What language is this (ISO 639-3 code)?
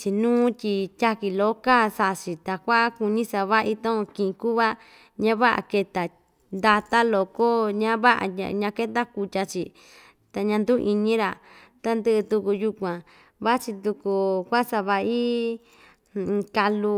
vmj